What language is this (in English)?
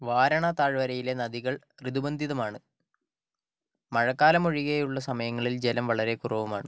Malayalam